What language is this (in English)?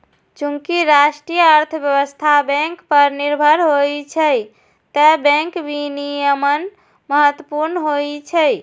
Maithili